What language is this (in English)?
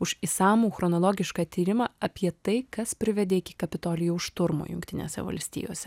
Lithuanian